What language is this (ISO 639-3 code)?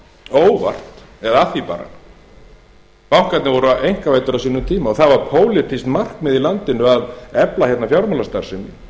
isl